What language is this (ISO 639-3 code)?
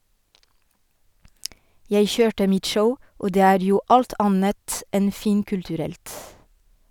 nor